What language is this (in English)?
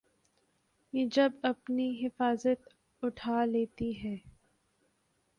Urdu